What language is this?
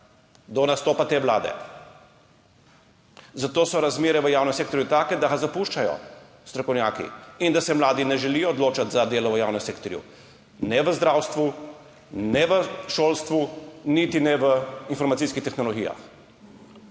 Slovenian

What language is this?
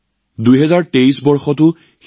Assamese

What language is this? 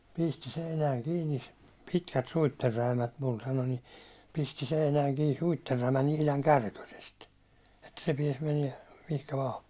Finnish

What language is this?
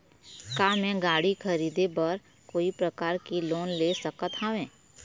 Chhattisgarhi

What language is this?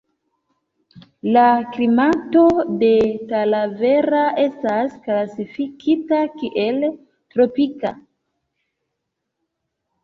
Esperanto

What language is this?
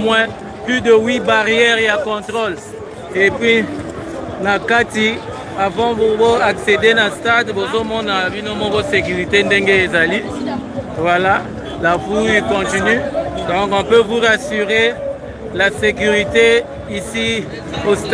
French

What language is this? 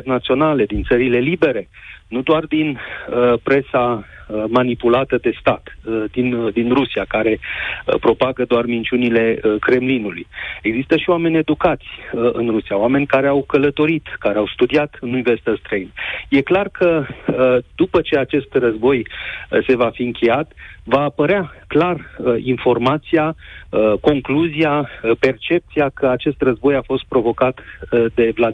Romanian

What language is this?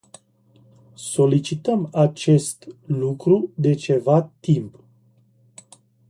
Romanian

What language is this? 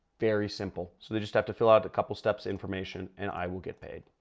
English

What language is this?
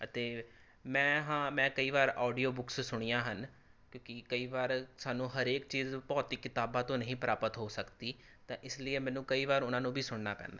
Punjabi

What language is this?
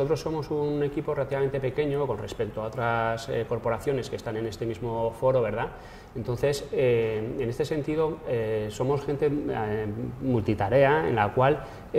Spanish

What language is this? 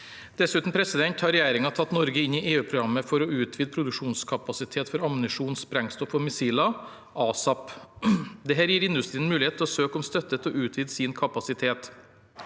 Norwegian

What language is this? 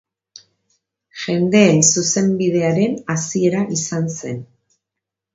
Basque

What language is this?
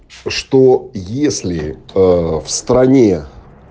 Russian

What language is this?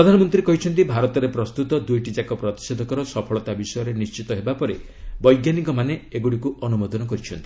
Odia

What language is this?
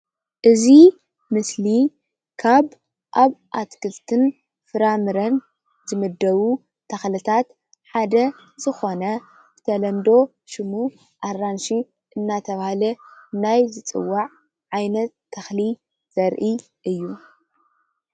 Tigrinya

